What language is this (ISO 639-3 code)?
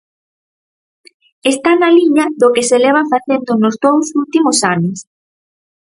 glg